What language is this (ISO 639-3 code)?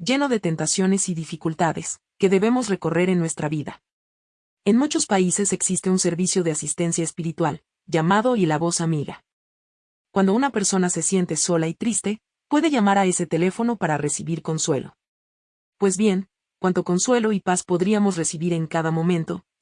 spa